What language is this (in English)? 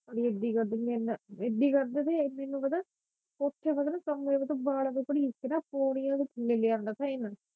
Punjabi